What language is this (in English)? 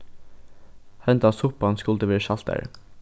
Faroese